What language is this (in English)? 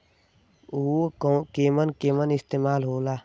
Bhojpuri